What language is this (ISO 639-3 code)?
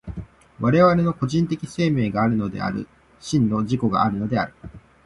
jpn